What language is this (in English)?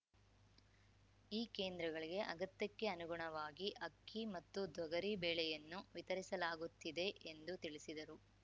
Kannada